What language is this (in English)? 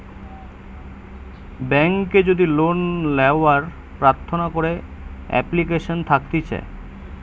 Bangla